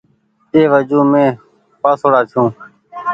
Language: Goaria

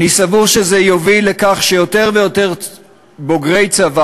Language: Hebrew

